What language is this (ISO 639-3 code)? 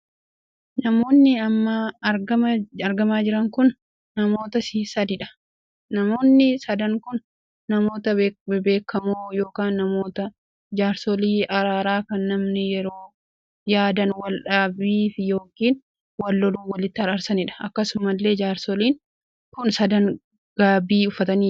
orm